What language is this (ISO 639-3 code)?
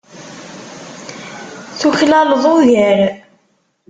kab